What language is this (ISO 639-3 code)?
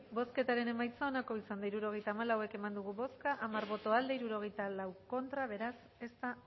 eus